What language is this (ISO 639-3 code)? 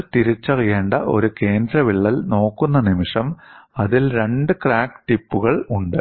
mal